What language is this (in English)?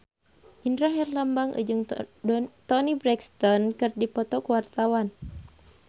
Sundanese